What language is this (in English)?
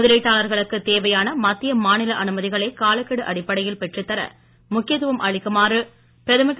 Tamil